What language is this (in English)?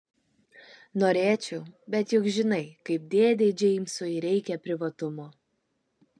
Lithuanian